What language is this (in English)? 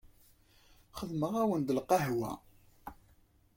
Kabyle